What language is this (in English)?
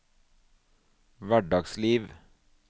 Norwegian